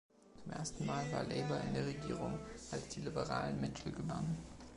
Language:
German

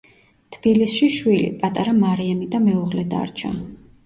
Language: Georgian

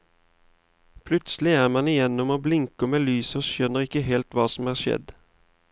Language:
Norwegian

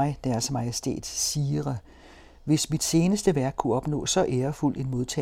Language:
Danish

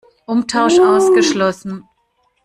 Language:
German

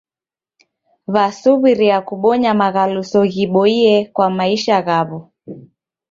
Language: Taita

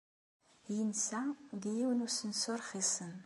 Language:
Kabyle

